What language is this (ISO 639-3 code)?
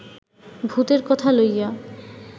ben